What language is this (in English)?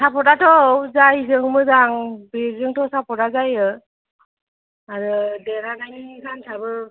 Bodo